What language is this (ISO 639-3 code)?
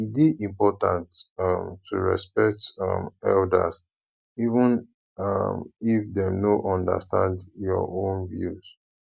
pcm